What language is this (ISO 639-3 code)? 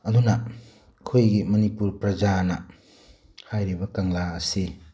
mni